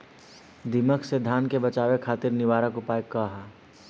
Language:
Bhojpuri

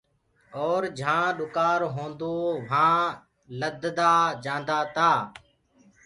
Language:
Gurgula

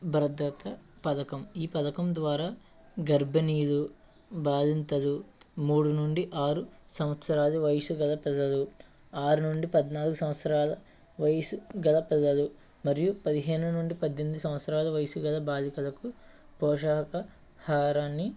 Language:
Telugu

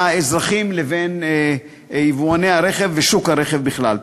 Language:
Hebrew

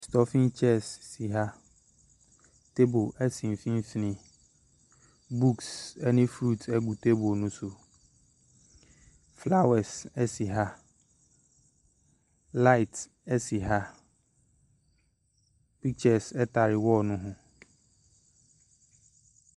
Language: Akan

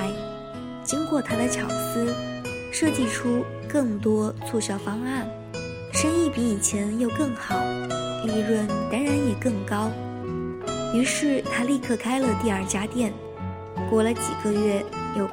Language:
Chinese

